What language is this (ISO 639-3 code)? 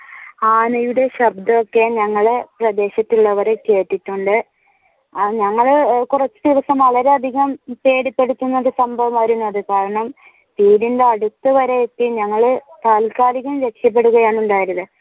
mal